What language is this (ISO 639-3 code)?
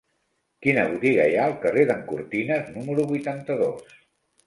cat